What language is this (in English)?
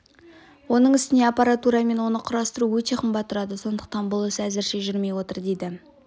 Kazakh